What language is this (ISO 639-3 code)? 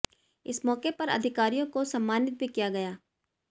hin